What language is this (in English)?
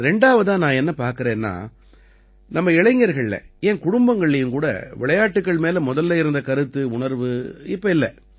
Tamil